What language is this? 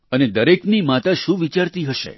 Gujarati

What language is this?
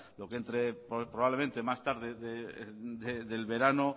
Spanish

